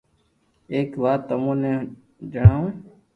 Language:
Loarki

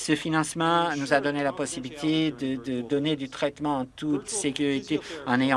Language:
French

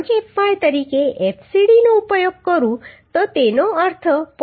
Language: Gujarati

